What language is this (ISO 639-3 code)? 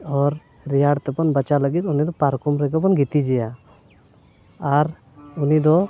sat